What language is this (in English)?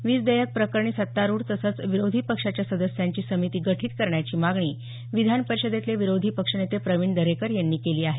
Marathi